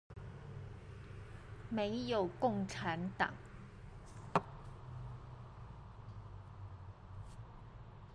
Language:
Chinese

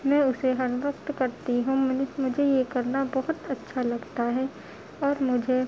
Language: Urdu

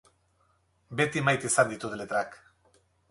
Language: Basque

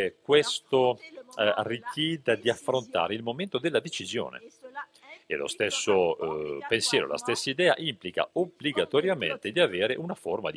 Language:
Italian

